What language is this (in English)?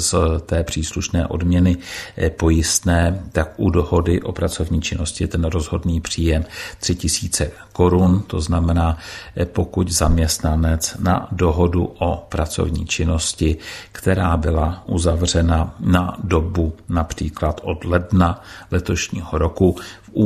Czech